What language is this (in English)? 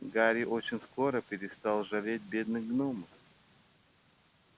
Russian